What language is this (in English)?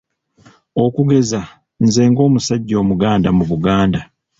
Ganda